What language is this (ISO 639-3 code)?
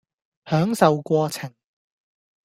yue